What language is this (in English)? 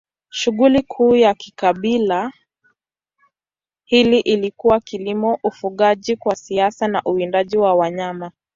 Swahili